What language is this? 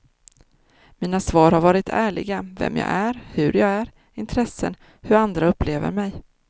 Swedish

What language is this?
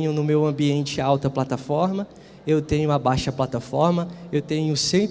Portuguese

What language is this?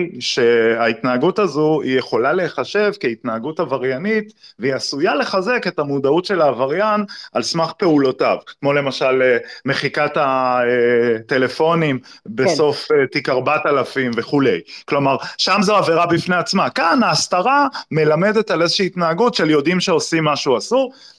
Hebrew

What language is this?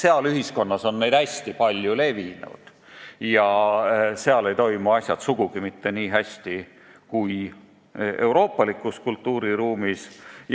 Estonian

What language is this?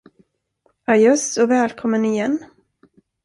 Swedish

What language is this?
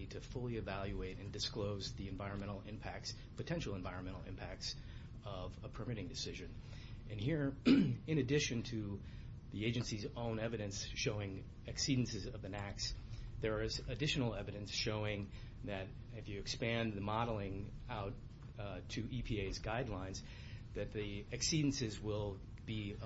English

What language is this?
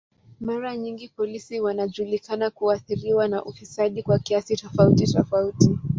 Swahili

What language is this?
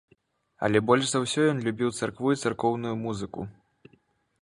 Belarusian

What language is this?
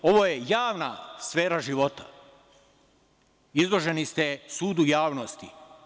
Serbian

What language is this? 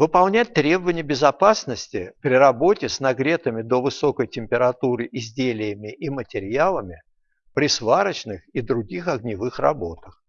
Russian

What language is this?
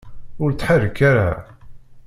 Kabyle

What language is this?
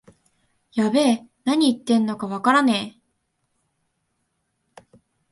Japanese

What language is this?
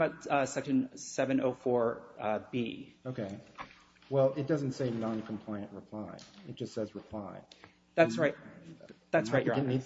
English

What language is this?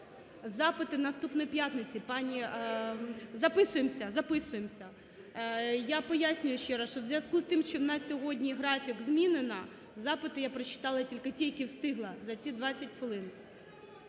Ukrainian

